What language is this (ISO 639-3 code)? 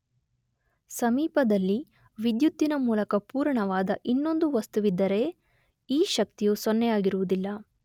kan